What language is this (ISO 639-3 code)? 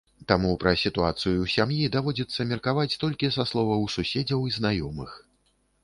bel